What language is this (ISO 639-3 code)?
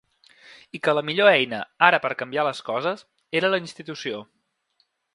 cat